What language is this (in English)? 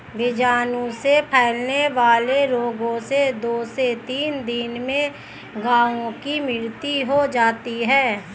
Hindi